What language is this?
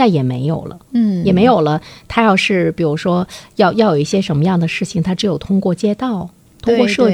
Chinese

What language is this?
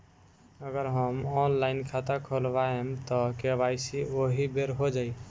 Bhojpuri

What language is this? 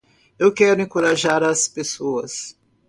Portuguese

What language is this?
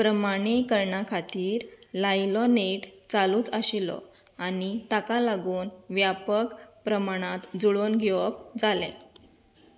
Konkani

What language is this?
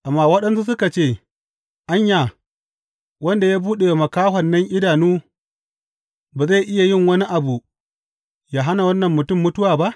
Hausa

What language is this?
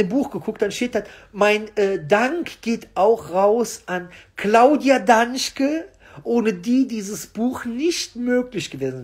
German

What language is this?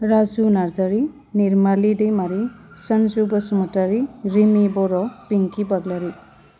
Bodo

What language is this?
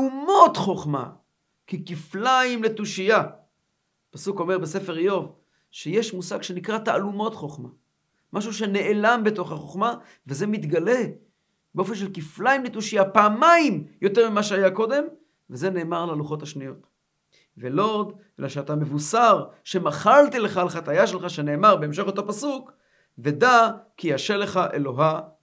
Hebrew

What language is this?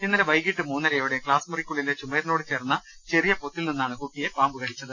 Malayalam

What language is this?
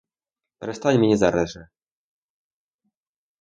Ukrainian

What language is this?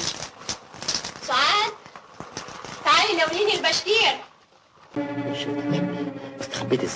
Turkish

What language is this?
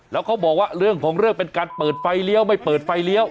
Thai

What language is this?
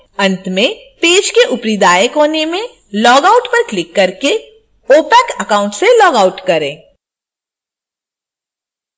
Hindi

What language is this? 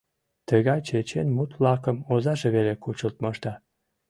Mari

